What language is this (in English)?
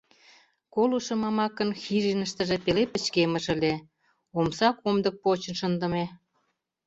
Mari